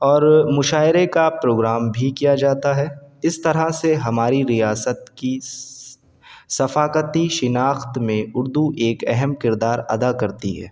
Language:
Urdu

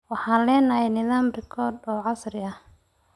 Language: Somali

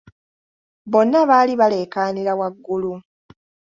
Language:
Ganda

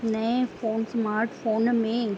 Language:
Sindhi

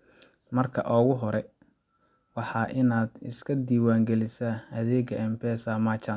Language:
Somali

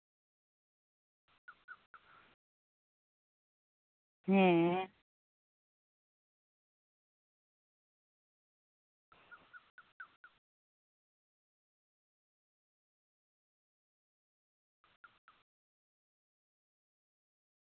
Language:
Santali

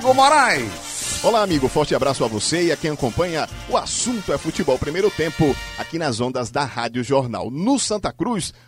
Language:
Portuguese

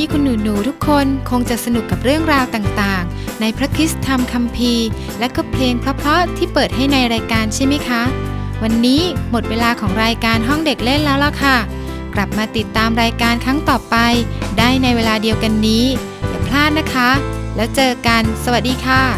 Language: Thai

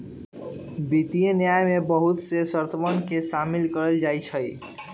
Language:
Magahi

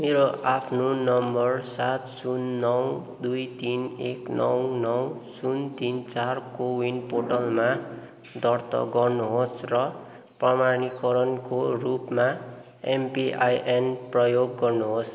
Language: Nepali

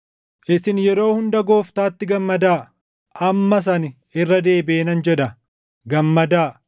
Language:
Oromo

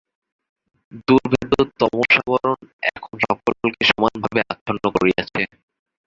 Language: Bangla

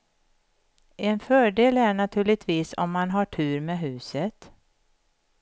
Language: Swedish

